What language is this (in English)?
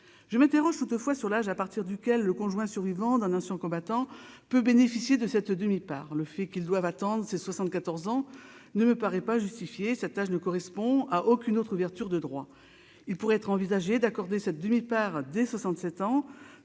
French